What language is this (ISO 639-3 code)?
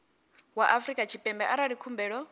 ven